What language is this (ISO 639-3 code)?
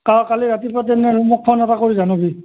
asm